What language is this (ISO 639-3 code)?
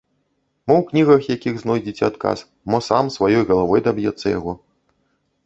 bel